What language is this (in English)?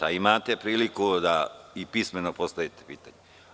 Serbian